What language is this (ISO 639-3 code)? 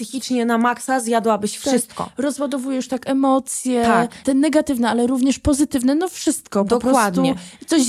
pol